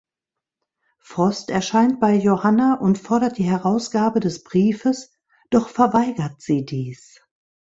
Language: German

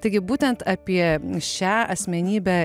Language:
Lithuanian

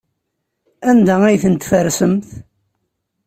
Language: Kabyle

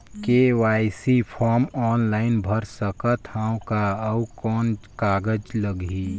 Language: Chhattisgarhi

